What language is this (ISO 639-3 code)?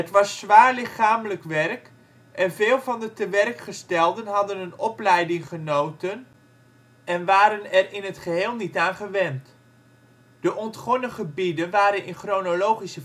nld